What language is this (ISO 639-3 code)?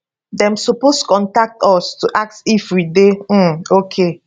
pcm